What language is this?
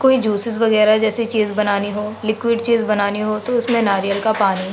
Urdu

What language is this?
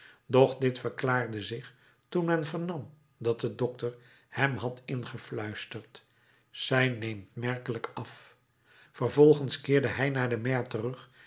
Dutch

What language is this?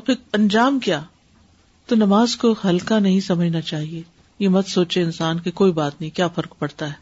Urdu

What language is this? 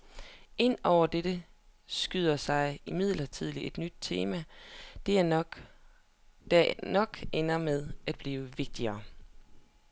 Danish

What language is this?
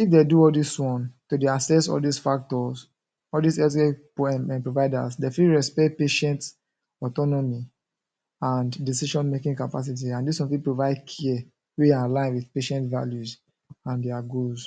Nigerian Pidgin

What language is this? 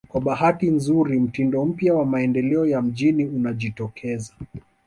Swahili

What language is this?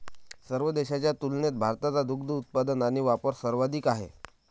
Marathi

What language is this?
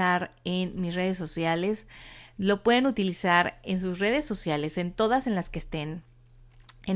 Spanish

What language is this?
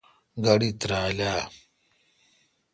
Kalkoti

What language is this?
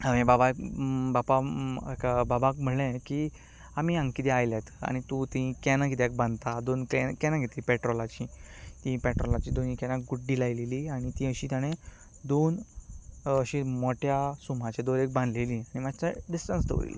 Konkani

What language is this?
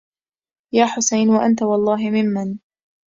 Arabic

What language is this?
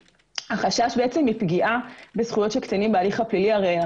Hebrew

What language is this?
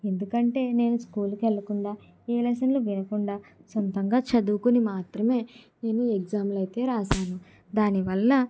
Telugu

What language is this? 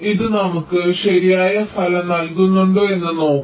Malayalam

